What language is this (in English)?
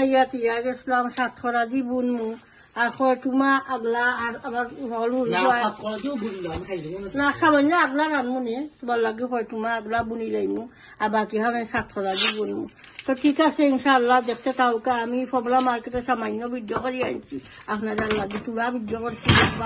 Bangla